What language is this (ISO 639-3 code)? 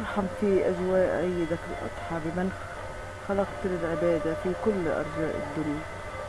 ara